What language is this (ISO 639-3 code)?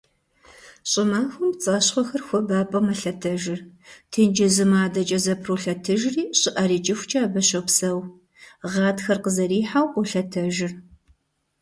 kbd